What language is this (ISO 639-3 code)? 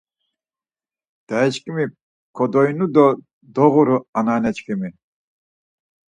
lzz